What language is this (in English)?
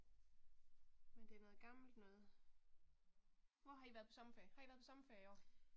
Danish